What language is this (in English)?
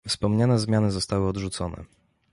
Polish